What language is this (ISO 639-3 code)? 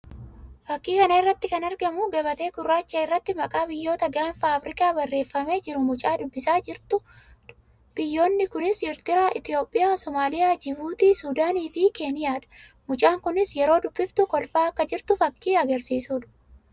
orm